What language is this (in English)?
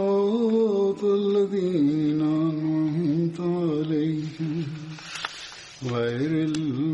Swahili